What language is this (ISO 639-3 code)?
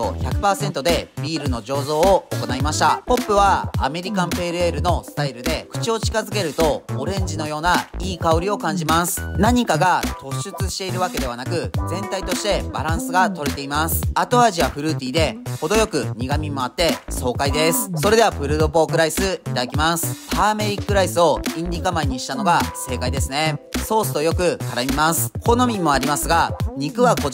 jpn